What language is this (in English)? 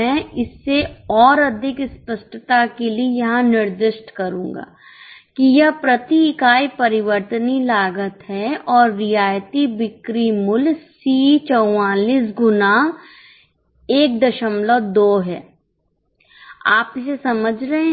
Hindi